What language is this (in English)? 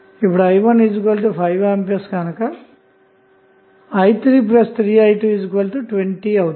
Telugu